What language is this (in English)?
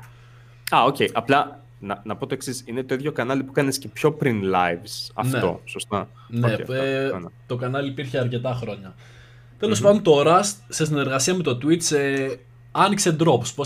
Greek